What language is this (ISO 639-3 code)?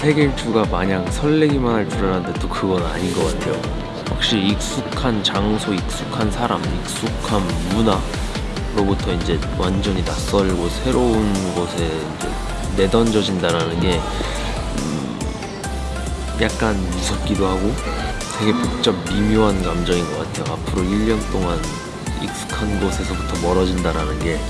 kor